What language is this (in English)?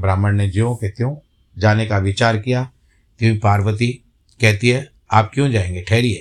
Hindi